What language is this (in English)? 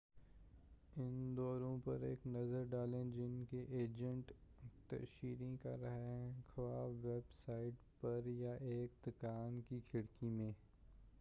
Urdu